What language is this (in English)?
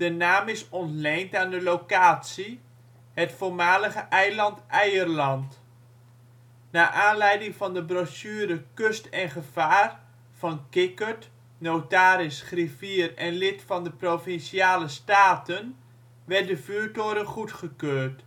Dutch